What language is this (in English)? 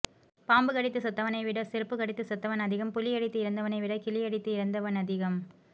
Tamil